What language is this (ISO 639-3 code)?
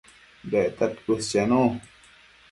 mcf